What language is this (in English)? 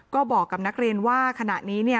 Thai